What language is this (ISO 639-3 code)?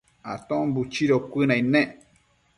mcf